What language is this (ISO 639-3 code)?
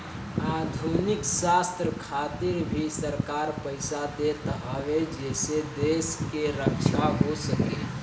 bho